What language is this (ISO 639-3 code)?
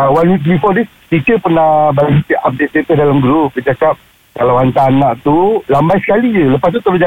msa